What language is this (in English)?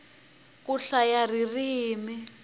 Tsonga